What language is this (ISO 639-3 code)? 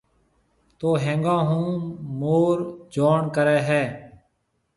mve